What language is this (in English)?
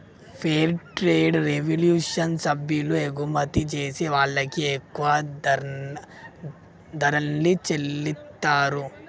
Telugu